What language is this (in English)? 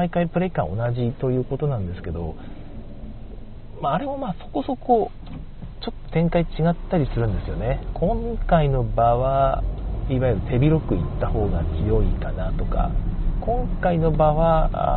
Japanese